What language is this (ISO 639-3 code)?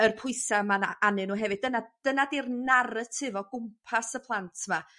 cym